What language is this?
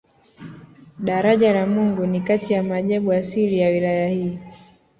Swahili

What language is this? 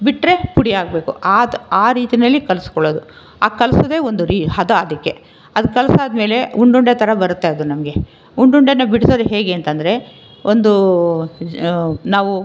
Kannada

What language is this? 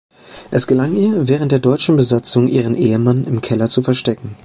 German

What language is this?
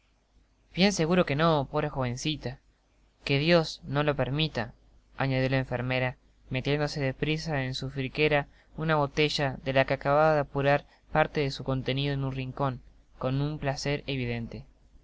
Spanish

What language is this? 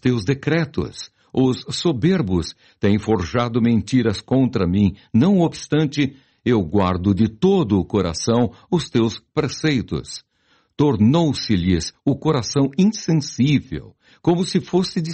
Portuguese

